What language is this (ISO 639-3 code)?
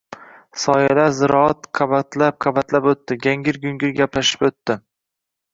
uzb